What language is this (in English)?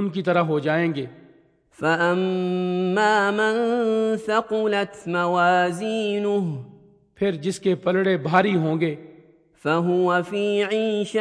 Urdu